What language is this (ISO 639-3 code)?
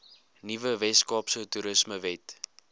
afr